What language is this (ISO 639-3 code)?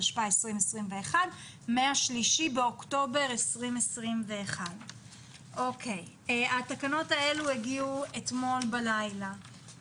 heb